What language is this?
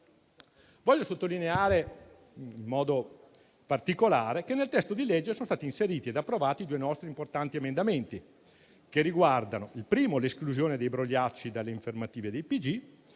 Italian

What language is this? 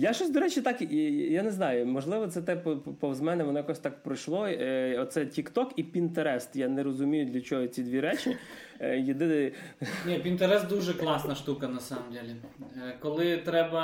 Ukrainian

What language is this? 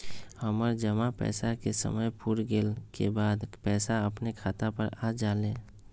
Magahi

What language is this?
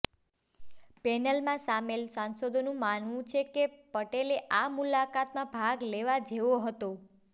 Gujarati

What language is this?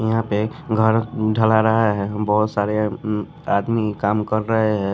Hindi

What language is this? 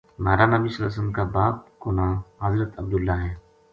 Gujari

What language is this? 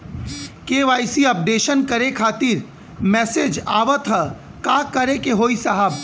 Bhojpuri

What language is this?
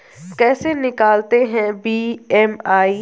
Hindi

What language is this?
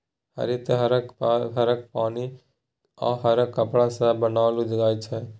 Maithili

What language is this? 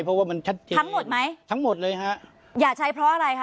Thai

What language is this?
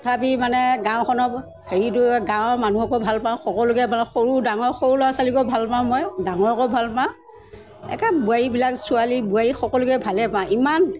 Assamese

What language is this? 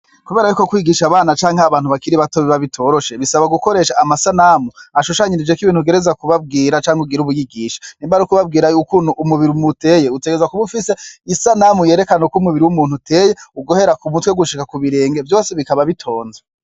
Rundi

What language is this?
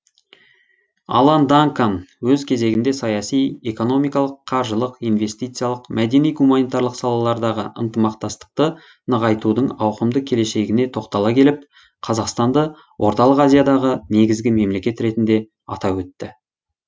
Kazakh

